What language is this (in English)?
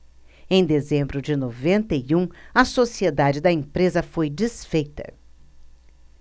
Portuguese